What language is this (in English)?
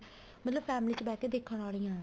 Punjabi